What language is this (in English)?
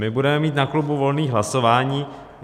Czech